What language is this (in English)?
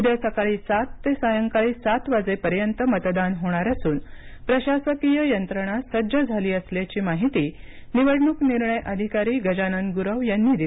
Marathi